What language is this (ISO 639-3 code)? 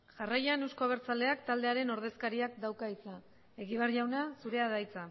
eus